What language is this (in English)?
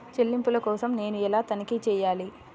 Telugu